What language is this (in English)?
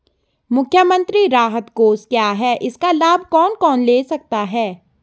Hindi